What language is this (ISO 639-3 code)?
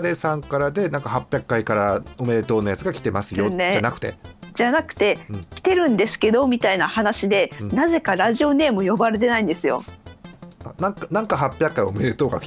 jpn